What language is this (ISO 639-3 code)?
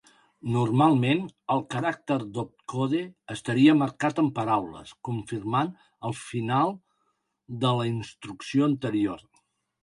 cat